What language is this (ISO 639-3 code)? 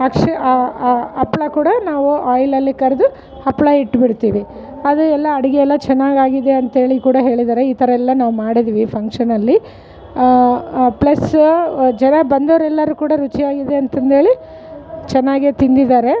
kan